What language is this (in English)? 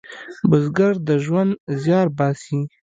Pashto